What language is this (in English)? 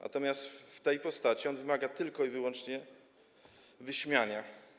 Polish